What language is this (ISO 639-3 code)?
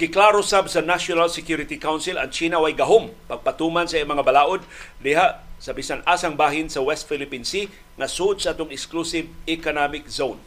fil